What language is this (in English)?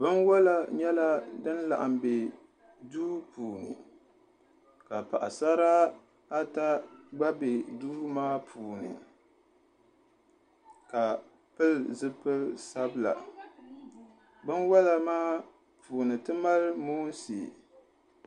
Dagbani